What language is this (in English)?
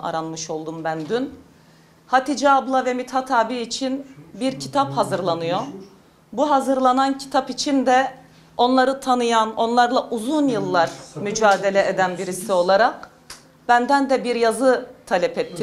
Turkish